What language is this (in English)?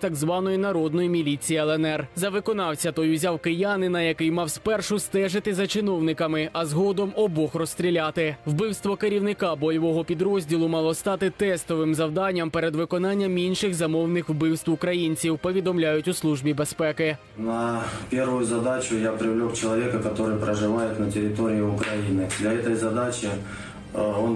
Ukrainian